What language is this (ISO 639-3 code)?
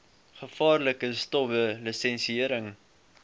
afr